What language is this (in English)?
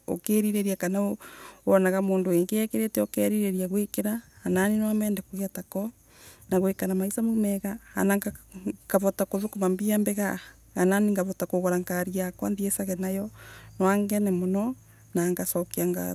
Embu